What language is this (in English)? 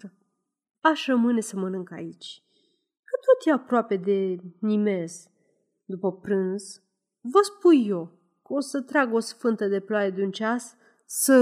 Romanian